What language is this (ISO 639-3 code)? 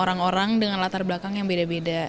ind